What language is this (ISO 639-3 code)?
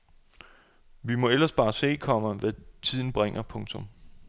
dan